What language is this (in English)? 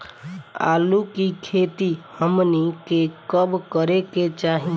Bhojpuri